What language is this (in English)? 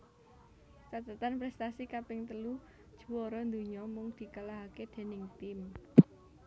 Javanese